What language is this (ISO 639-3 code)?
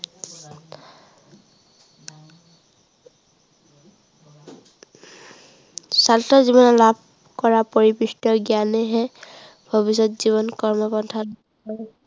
asm